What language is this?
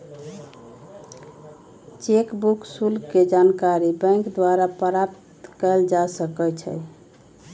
Magahi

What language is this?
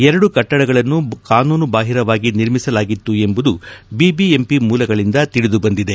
Kannada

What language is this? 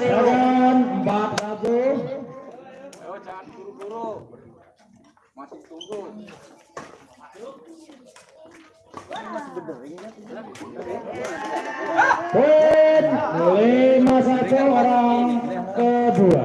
Indonesian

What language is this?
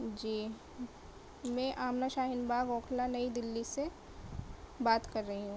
Urdu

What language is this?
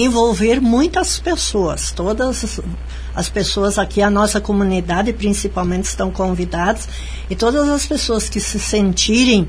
Portuguese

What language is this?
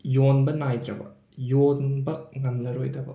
Manipuri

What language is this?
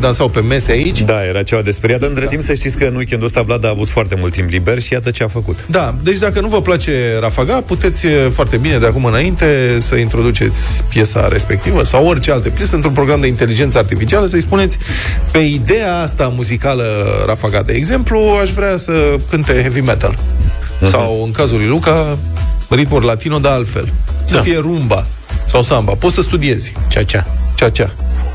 Romanian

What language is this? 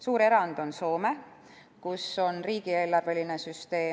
Estonian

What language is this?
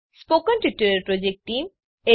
Gujarati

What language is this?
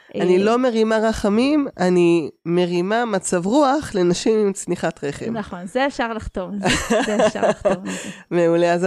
Hebrew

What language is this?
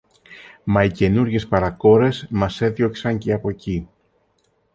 Greek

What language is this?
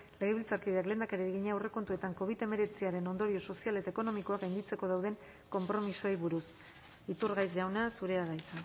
Basque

